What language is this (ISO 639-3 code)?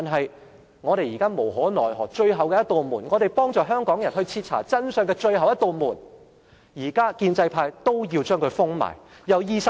yue